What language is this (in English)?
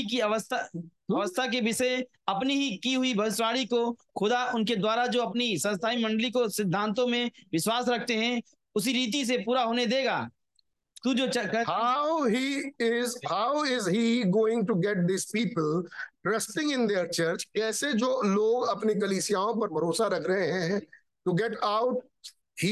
Hindi